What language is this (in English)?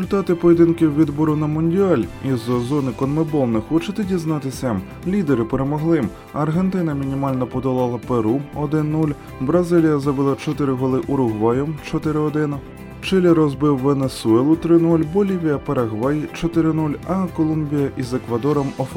Ukrainian